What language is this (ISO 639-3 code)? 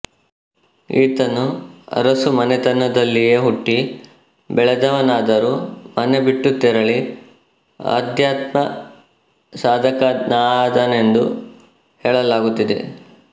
kan